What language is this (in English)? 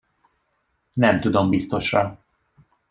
Hungarian